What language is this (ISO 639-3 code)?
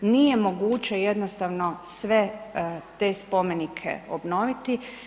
hrv